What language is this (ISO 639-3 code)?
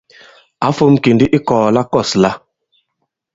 abb